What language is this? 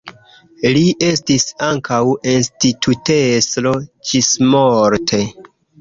Esperanto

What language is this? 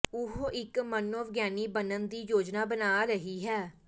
Punjabi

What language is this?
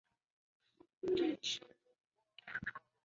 Chinese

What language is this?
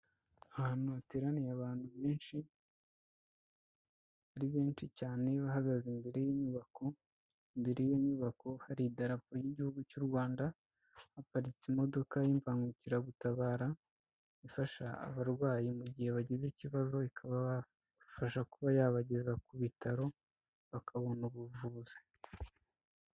Kinyarwanda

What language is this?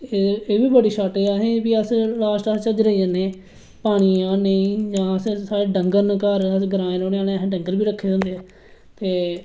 Dogri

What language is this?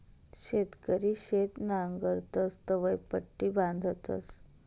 Marathi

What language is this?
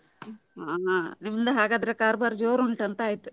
Kannada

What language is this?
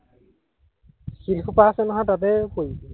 Assamese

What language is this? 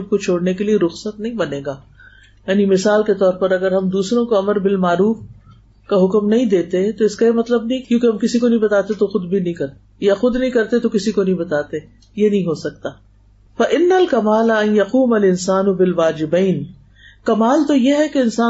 Urdu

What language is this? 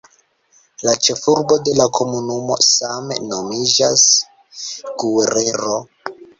Esperanto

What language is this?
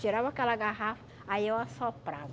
Portuguese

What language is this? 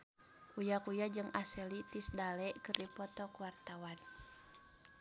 Sundanese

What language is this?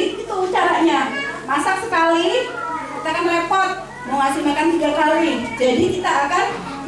Indonesian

